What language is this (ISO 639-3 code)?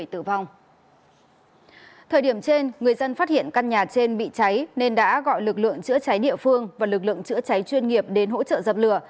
vie